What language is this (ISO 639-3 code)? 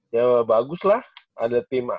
ind